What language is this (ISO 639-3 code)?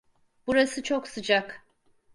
tur